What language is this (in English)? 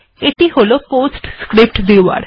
Bangla